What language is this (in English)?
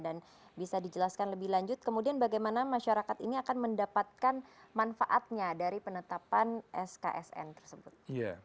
Indonesian